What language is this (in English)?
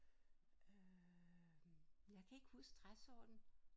Danish